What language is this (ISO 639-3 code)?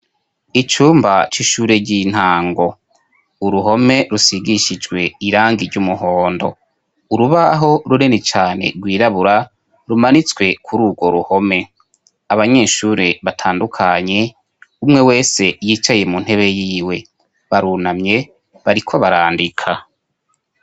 run